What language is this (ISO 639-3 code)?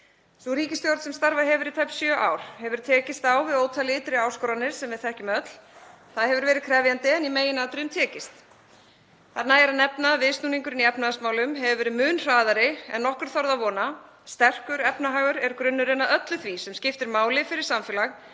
isl